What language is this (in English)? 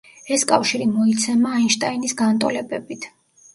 Georgian